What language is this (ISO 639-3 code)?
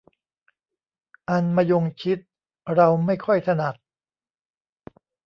tha